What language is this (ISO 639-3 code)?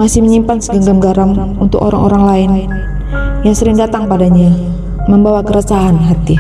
ind